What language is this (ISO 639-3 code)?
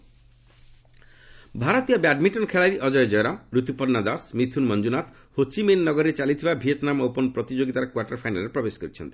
ori